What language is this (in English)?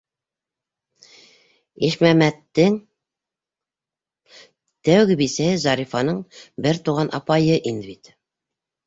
Bashkir